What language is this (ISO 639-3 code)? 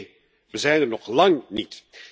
nld